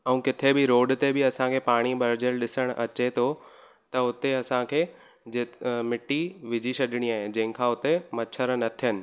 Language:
Sindhi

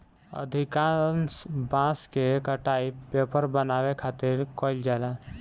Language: Bhojpuri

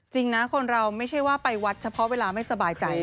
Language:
Thai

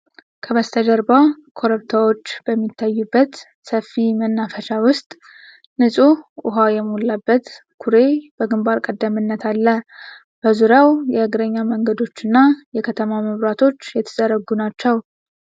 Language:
Amharic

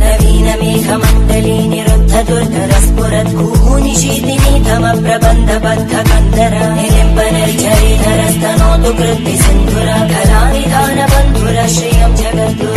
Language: Indonesian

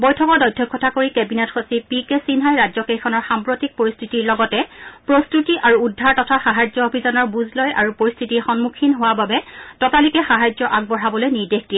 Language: Assamese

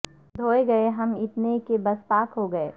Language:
Urdu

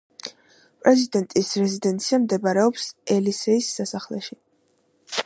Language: Georgian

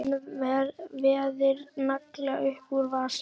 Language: Icelandic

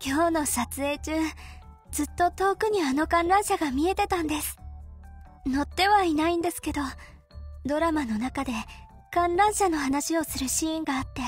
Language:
Japanese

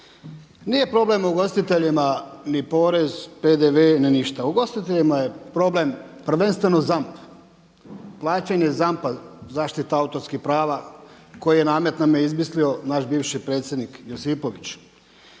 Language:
Croatian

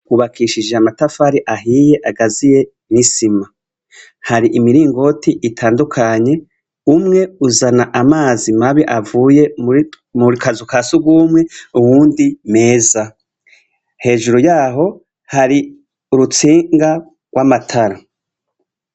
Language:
Rundi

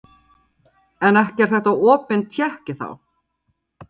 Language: Icelandic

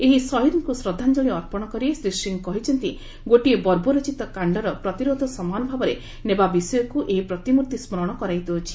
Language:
Odia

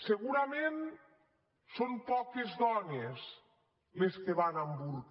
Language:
Catalan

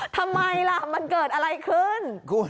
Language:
Thai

